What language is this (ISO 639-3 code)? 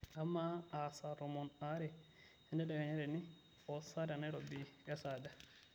mas